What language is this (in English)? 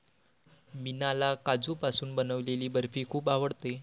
Marathi